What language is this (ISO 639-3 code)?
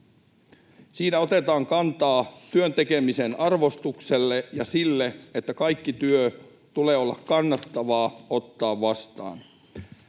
fin